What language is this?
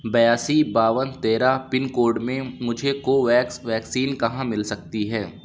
Urdu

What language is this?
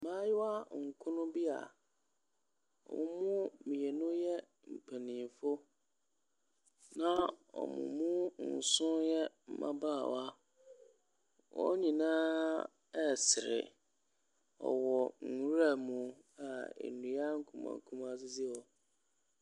Akan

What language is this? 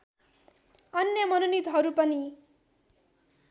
Nepali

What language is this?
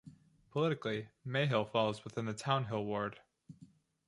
English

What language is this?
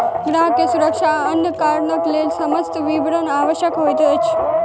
Maithili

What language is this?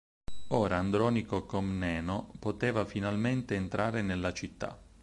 Italian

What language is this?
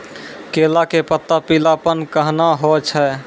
Maithili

